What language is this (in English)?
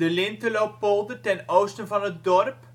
Dutch